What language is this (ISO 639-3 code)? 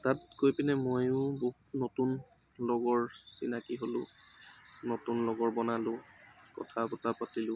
asm